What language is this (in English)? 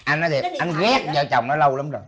Vietnamese